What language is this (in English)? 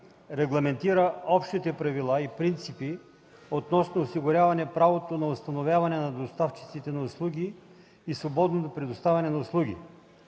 Bulgarian